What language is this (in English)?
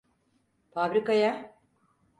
Turkish